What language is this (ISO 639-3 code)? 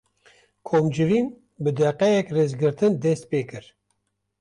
kur